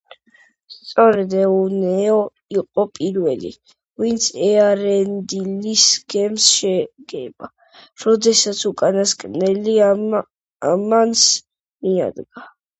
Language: Georgian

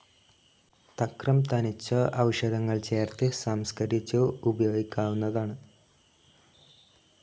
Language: Malayalam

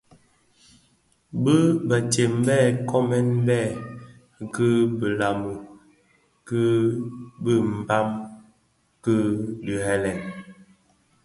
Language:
Bafia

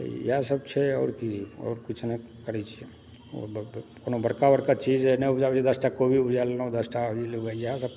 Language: Maithili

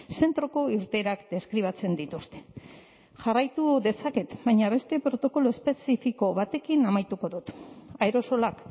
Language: Basque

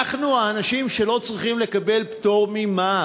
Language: Hebrew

